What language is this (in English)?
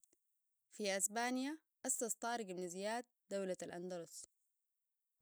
Sudanese Arabic